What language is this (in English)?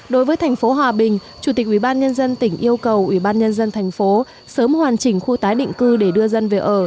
Vietnamese